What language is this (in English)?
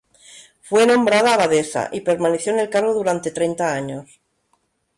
Spanish